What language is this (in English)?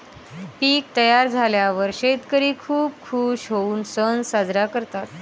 Marathi